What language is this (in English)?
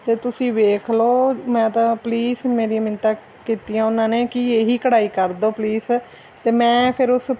Punjabi